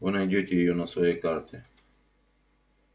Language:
Russian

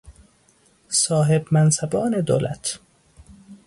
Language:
Persian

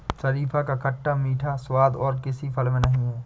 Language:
Hindi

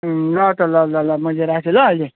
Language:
Nepali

